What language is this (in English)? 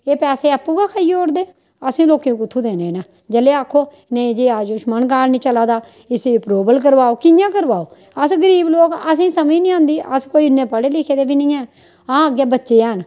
Dogri